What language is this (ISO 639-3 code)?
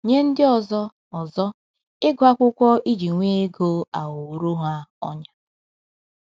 ibo